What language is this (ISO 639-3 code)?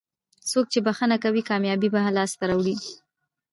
pus